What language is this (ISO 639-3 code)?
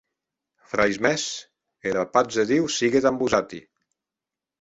oci